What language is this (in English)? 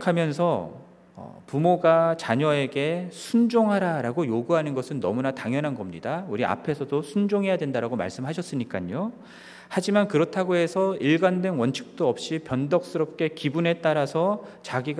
Korean